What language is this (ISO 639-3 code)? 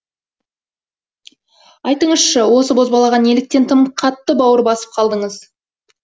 kaz